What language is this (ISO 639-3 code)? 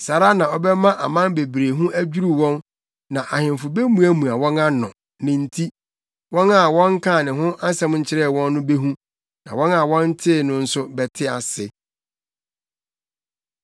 aka